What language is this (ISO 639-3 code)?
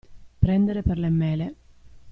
ita